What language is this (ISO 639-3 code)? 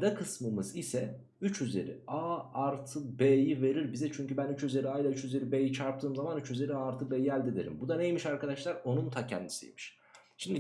tur